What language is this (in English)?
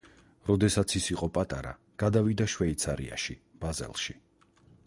Georgian